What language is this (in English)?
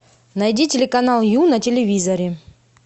Russian